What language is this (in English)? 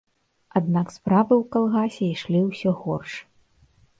Belarusian